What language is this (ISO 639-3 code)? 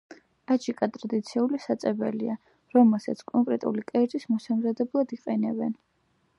kat